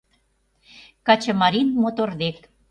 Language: Mari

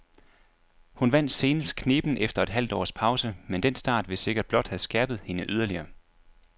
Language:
Danish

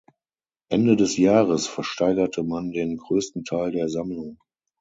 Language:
German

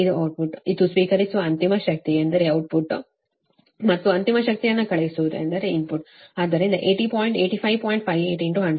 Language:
Kannada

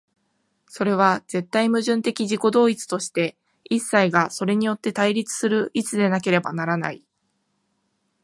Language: Japanese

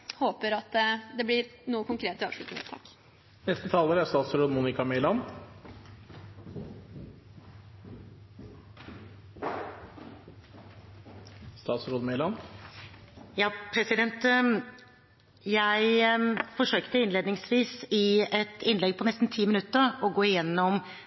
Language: Norwegian Bokmål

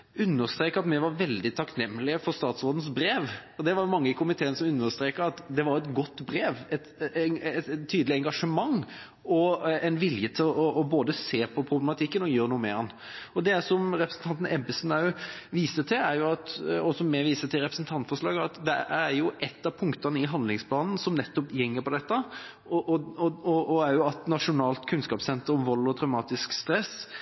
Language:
Norwegian Bokmål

